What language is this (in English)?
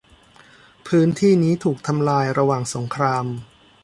Thai